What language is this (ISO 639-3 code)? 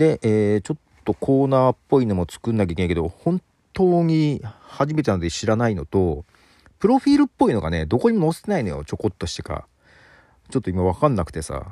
jpn